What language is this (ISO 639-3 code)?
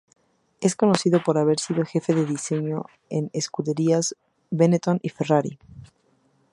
spa